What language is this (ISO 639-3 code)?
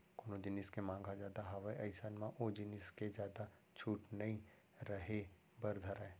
hne